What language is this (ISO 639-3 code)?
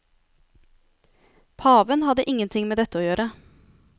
nor